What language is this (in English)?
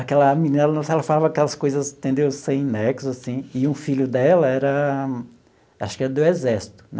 Portuguese